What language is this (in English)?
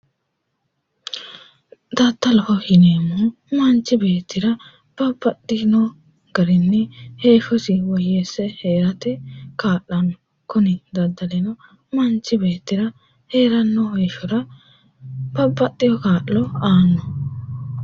Sidamo